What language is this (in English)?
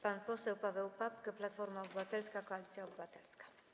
Polish